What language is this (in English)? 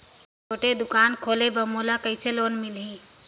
Chhattisgarhi